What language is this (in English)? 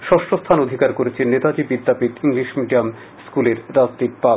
Bangla